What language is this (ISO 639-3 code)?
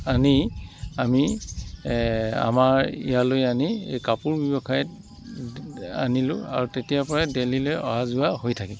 asm